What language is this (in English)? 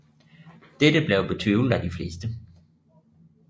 Danish